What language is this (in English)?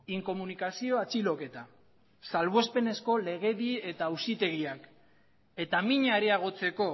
Basque